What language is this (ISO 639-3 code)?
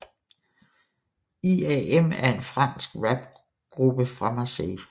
dan